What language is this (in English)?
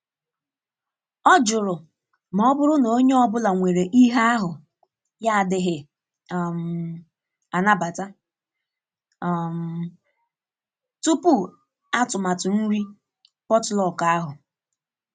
Igbo